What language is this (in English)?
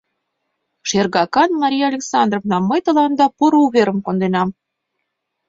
Mari